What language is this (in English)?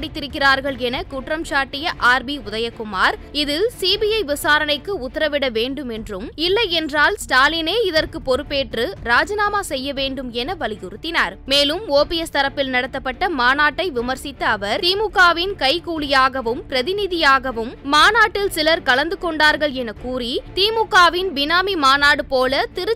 Romanian